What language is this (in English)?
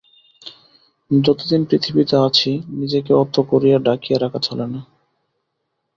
Bangla